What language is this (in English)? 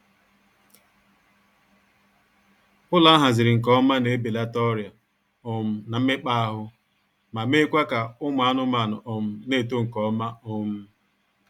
Igbo